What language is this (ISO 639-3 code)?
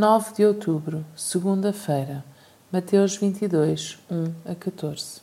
por